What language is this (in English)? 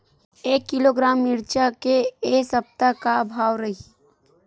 Chhattisgarhi